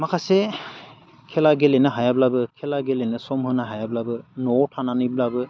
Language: Bodo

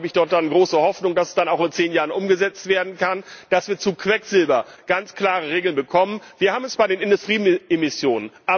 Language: German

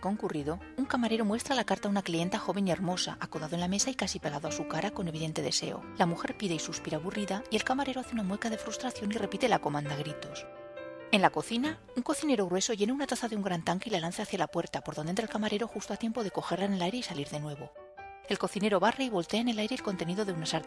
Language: Spanish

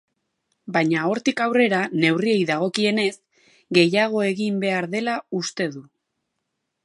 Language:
Basque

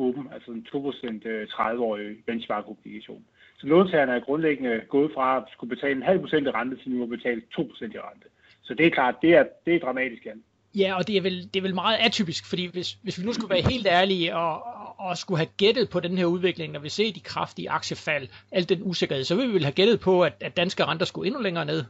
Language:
Danish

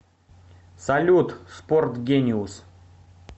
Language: Russian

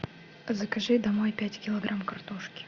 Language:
Russian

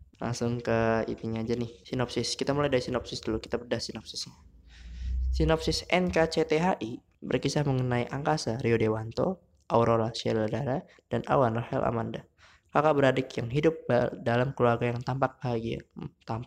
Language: Indonesian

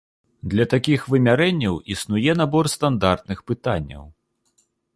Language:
Belarusian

